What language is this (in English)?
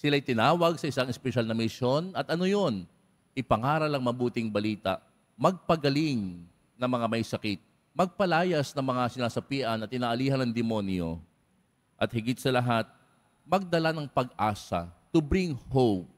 Filipino